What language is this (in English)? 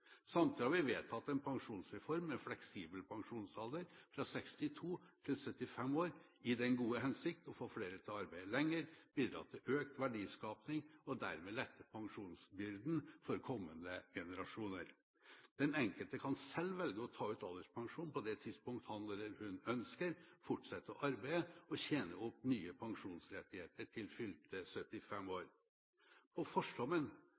Norwegian Bokmål